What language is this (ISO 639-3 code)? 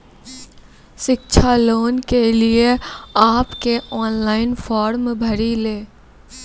mai